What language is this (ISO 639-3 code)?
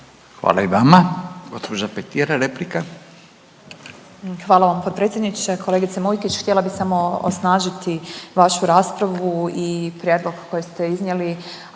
hrv